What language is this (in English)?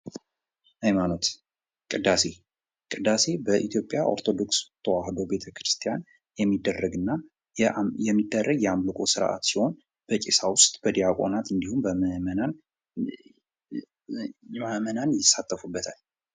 Amharic